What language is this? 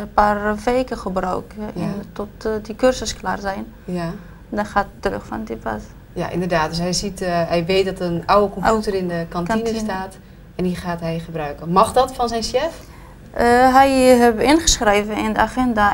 Dutch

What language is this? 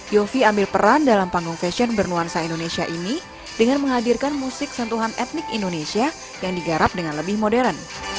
Indonesian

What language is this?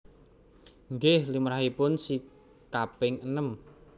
Javanese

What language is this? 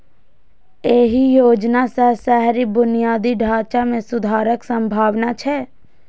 Maithili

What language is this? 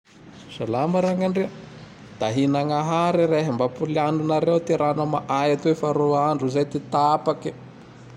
Tandroy-Mahafaly Malagasy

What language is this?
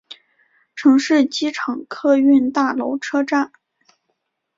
Chinese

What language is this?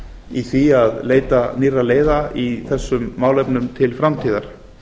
Icelandic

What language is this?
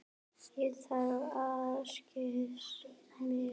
Icelandic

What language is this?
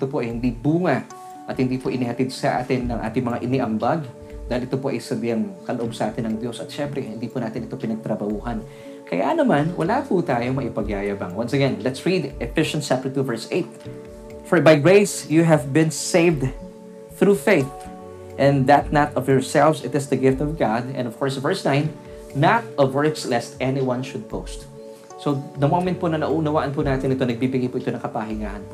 Filipino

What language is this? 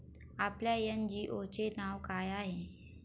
Marathi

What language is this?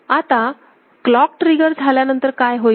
Marathi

